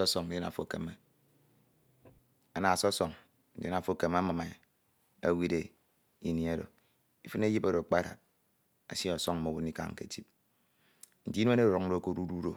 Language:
Ito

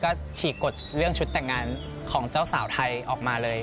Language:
Thai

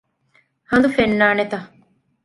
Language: Divehi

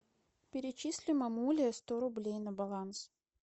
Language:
Russian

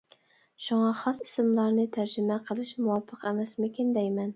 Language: Uyghur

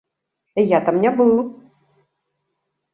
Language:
Belarusian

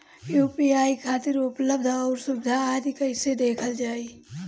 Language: Bhojpuri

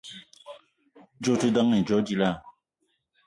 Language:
Eton (Cameroon)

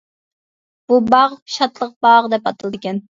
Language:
Uyghur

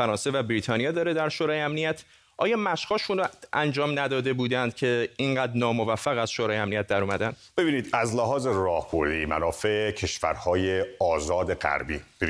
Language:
Persian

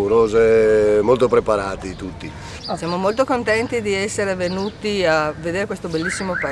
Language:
Italian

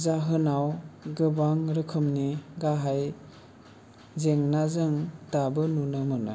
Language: Bodo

